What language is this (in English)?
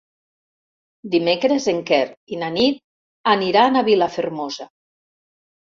Catalan